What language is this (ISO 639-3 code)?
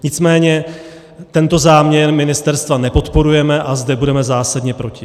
ces